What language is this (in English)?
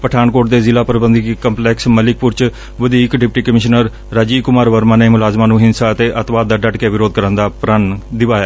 Punjabi